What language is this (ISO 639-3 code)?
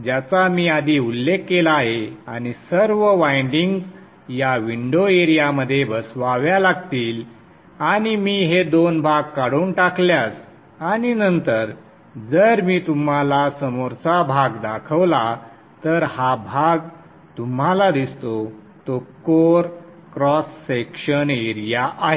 mar